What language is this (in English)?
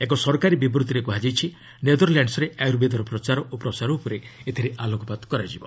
Odia